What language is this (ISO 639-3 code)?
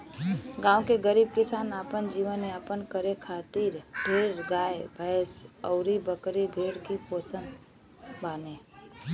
bho